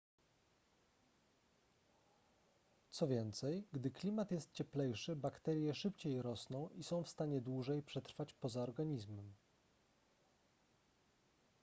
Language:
Polish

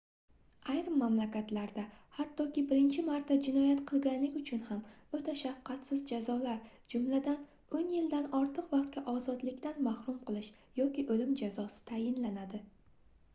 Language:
Uzbek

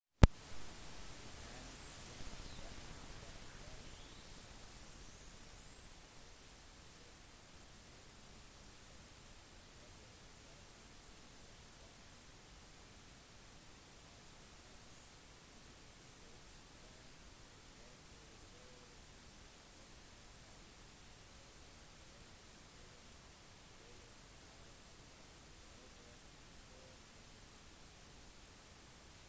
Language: Norwegian Bokmål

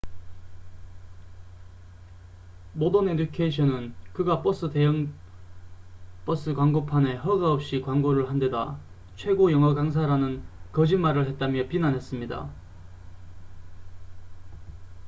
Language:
Korean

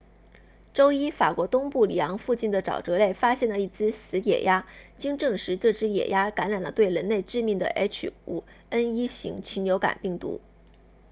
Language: Chinese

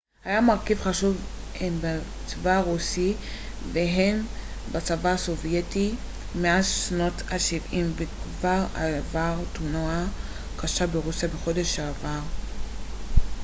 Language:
Hebrew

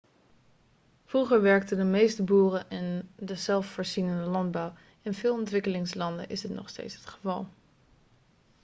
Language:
Dutch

